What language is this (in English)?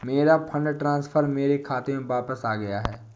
Hindi